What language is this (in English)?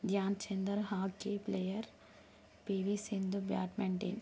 Telugu